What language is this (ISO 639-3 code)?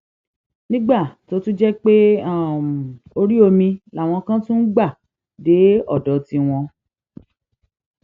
yor